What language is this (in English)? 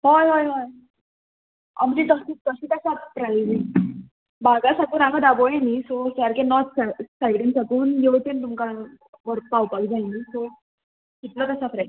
Konkani